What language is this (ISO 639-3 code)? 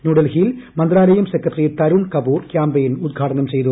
mal